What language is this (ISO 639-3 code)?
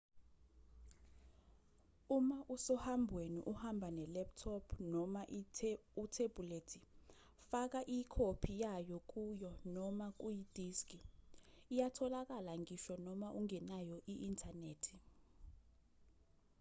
zul